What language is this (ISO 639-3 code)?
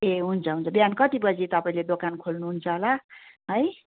nep